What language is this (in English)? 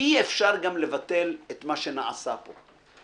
Hebrew